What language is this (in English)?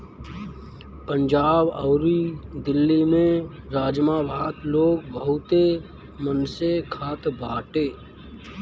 Bhojpuri